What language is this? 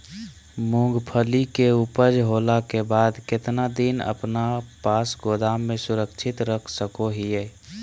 Magahi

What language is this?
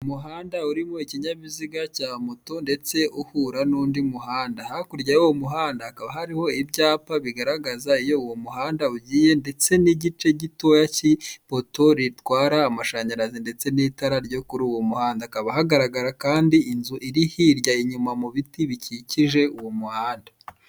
Kinyarwanda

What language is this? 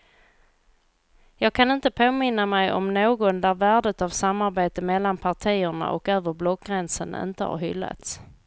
Swedish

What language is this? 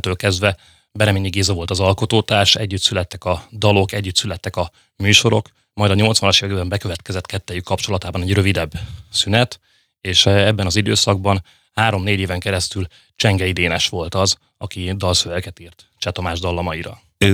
Hungarian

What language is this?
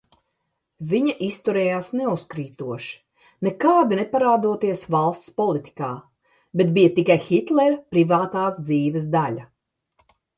Latvian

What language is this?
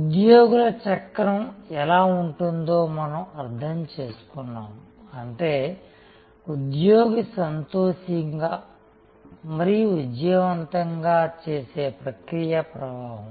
Telugu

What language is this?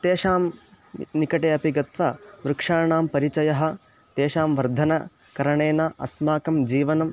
Sanskrit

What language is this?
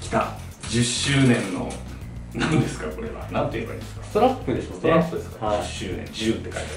Japanese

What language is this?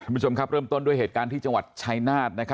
Thai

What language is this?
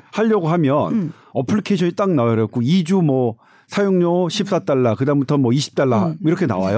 Korean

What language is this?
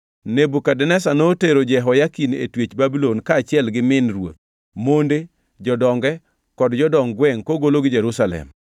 Luo (Kenya and Tanzania)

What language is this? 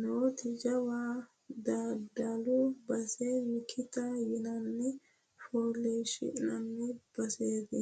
Sidamo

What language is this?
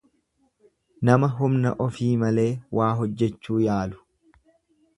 Oromo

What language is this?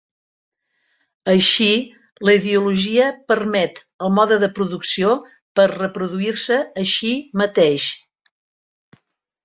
Catalan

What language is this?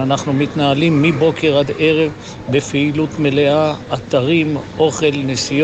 Hebrew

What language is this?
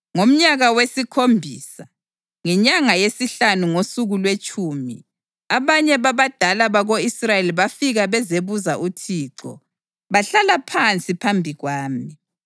North Ndebele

